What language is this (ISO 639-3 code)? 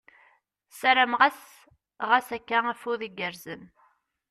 kab